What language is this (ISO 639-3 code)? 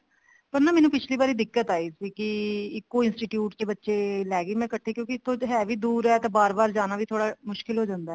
pan